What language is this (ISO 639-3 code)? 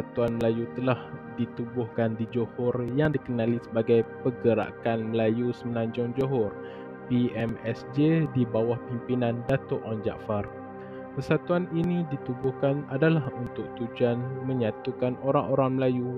msa